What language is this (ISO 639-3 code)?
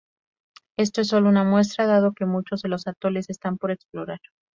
spa